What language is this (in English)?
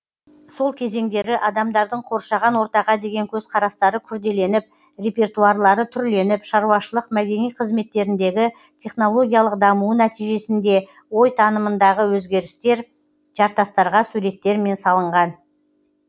Kazakh